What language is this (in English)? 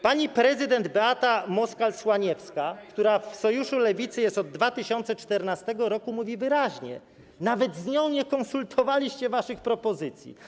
Polish